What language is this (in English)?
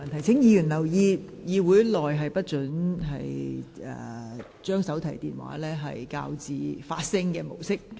Cantonese